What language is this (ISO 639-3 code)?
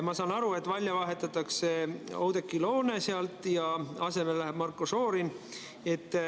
est